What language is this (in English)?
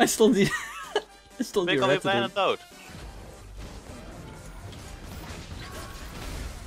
Dutch